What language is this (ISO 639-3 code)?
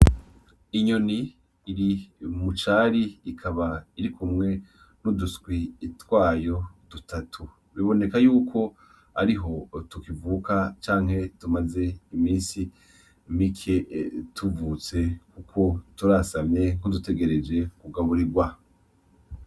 run